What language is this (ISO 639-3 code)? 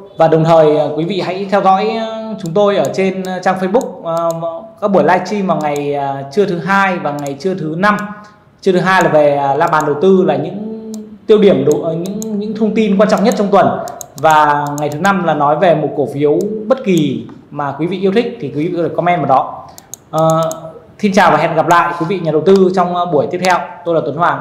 vie